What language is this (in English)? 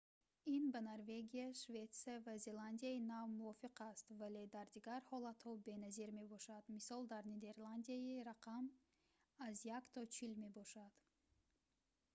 Tajik